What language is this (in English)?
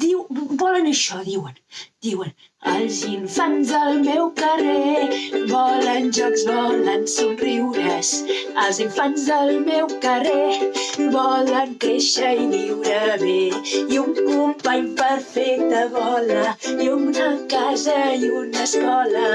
Spanish